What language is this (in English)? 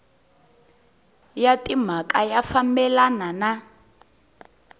Tsonga